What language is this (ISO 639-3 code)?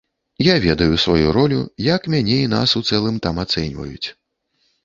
bel